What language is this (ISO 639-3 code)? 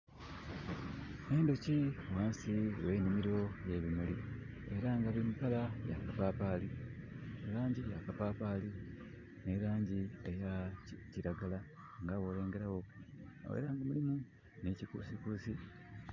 xog